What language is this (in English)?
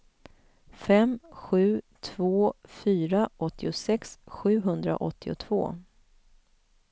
Swedish